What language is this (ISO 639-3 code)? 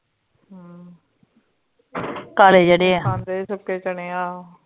pan